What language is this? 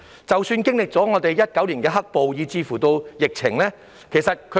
Cantonese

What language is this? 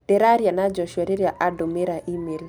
Kikuyu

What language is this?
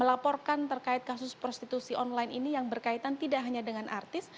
Indonesian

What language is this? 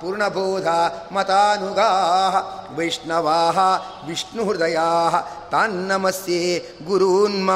Kannada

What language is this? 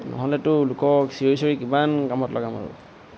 Assamese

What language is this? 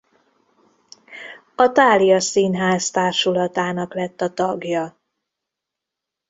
Hungarian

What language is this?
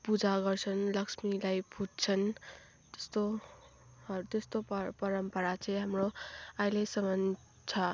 Nepali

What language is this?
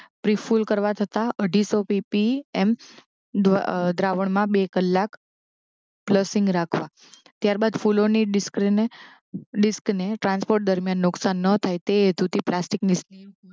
Gujarati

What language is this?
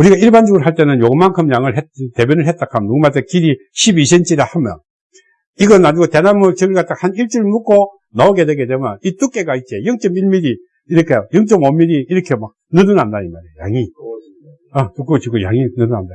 Korean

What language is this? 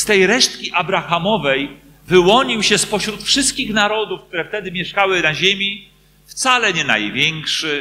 Polish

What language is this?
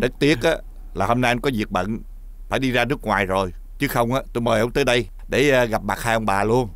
Vietnamese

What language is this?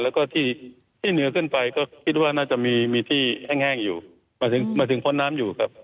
Thai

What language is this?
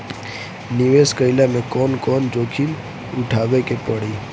Bhojpuri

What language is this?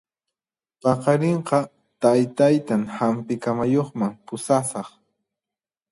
Puno Quechua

